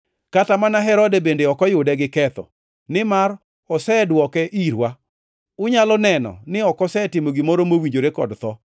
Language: Luo (Kenya and Tanzania)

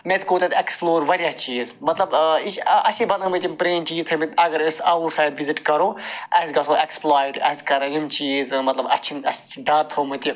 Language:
Kashmiri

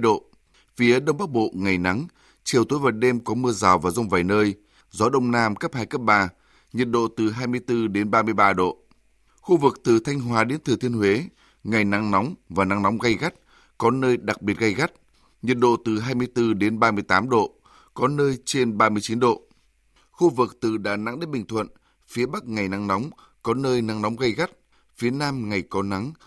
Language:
Vietnamese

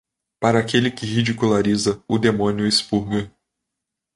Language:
Portuguese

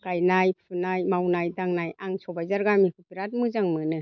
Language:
Bodo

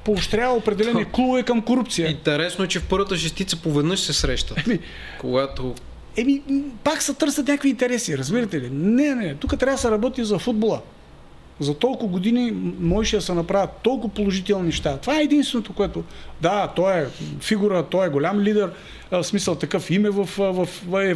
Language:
Bulgarian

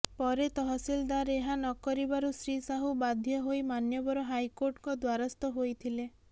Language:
Odia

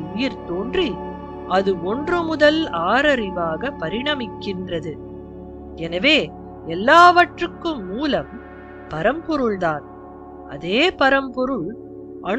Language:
Tamil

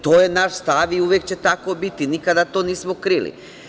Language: Serbian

